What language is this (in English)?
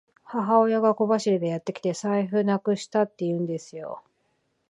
Japanese